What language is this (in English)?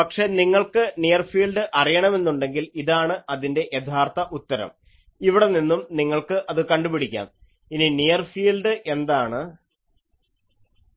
Malayalam